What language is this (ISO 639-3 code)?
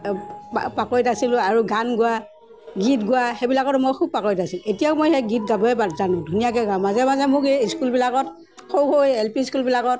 asm